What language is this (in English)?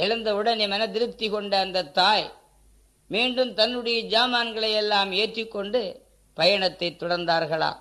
Tamil